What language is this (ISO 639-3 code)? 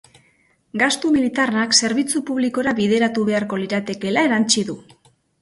eus